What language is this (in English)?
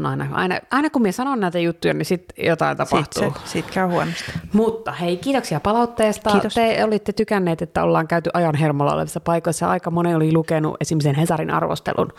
Finnish